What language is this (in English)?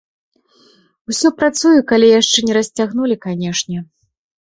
Belarusian